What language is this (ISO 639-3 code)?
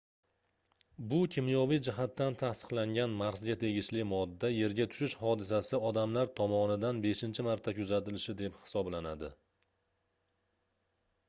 uzb